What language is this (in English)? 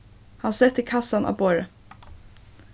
Faroese